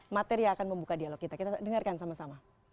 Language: Indonesian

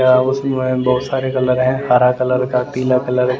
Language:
Hindi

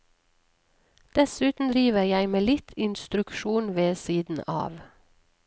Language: Norwegian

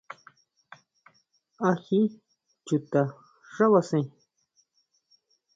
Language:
Huautla Mazatec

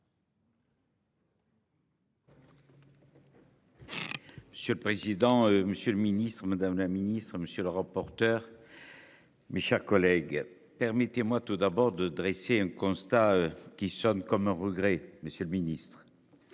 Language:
French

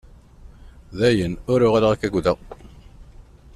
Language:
Kabyle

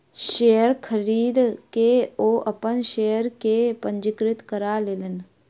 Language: Maithili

